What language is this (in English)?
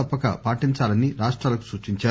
Telugu